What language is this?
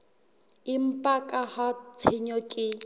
Southern Sotho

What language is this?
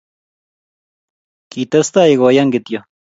Kalenjin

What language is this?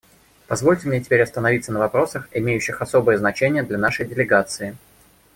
Russian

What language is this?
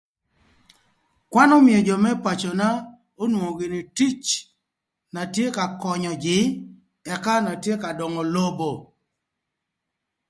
Thur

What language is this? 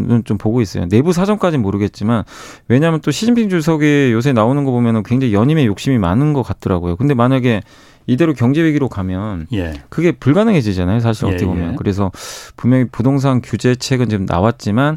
Korean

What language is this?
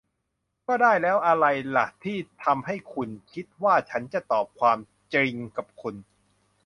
Thai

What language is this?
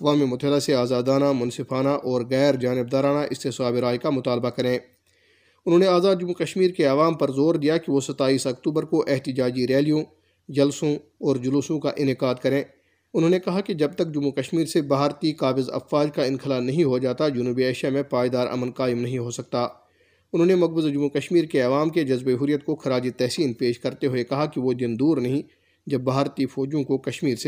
Urdu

